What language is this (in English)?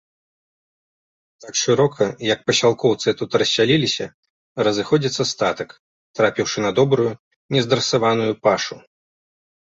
Belarusian